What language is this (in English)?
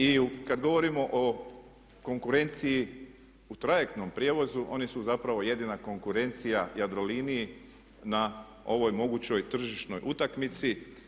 Croatian